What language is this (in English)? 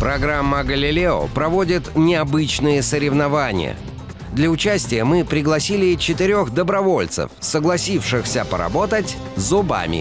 Russian